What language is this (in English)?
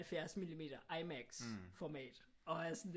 Danish